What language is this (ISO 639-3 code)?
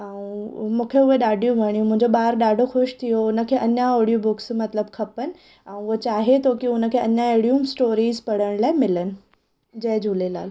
snd